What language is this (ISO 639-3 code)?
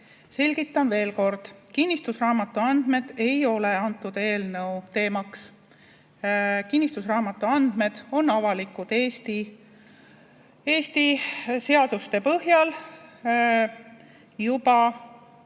est